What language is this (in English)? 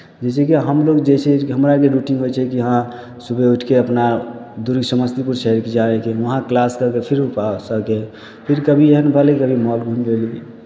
Maithili